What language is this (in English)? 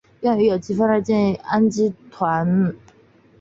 Chinese